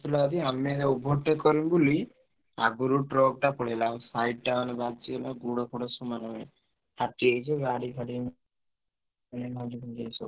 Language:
Odia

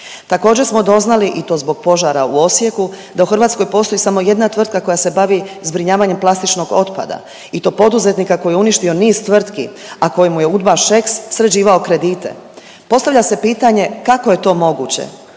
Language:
Croatian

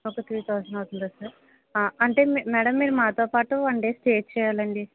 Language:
Telugu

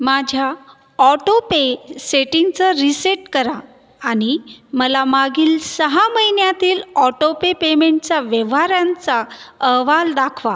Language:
Marathi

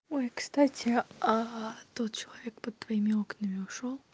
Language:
Russian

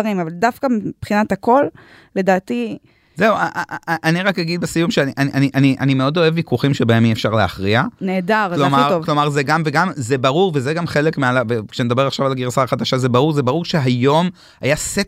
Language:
Hebrew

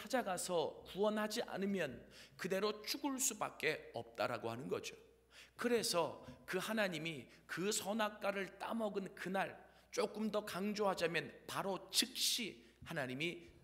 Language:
Korean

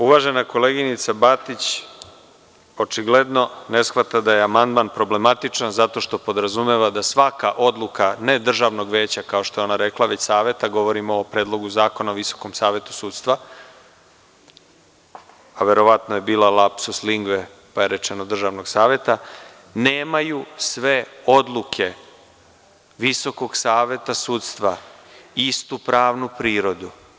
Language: Serbian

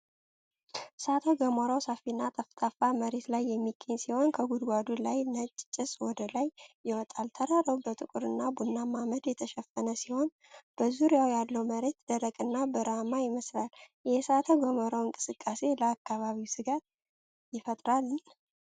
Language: Amharic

